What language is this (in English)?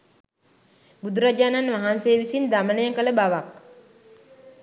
Sinhala